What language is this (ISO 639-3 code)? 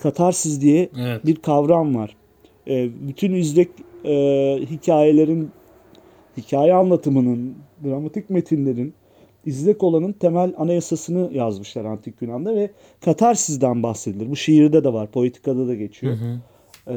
tur